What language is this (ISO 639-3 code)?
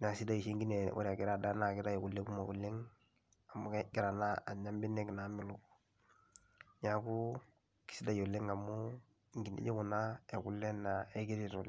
mas